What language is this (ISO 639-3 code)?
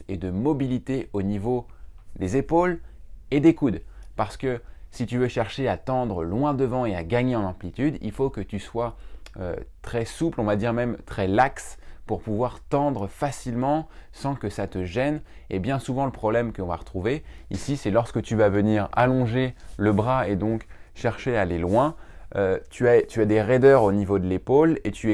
fra